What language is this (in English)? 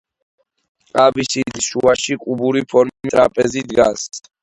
Georgian